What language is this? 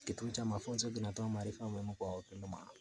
Kalenjin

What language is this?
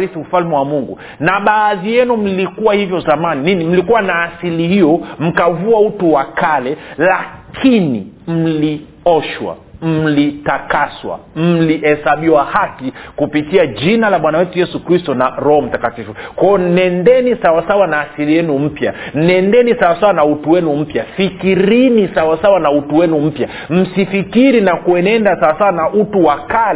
Swahili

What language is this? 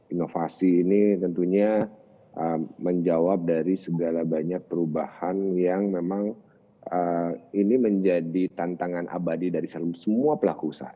Indonesian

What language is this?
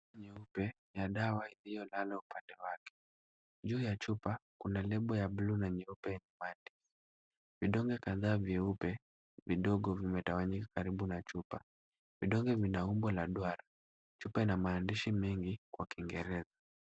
Swahili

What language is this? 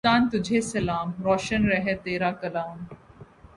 Urdu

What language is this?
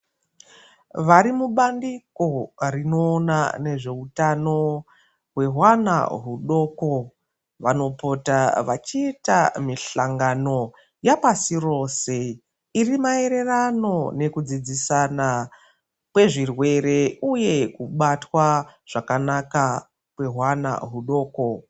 Ndau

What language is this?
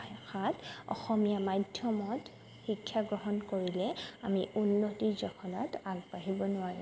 Assamese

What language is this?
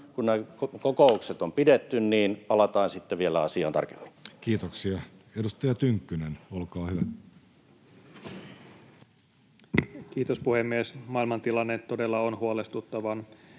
Finnish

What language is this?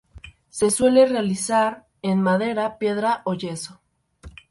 Spanish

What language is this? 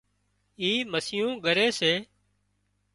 Wadiyara Koli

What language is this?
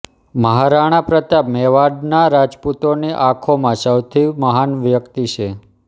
Gujarati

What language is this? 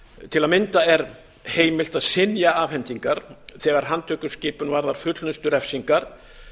Icelandic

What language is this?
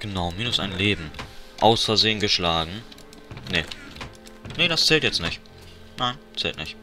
German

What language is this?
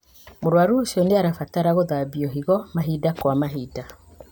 Kikuyu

